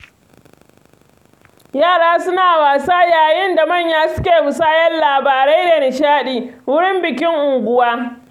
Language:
Hausa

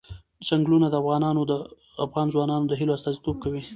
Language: Pashto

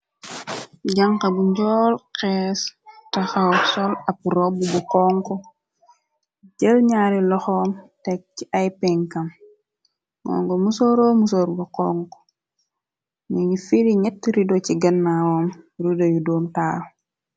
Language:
Wolof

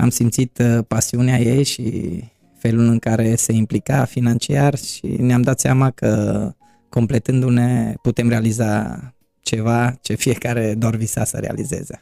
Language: Romanian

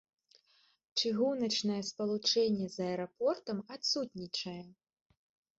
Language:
Belarusian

